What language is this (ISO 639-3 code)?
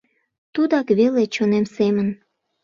chm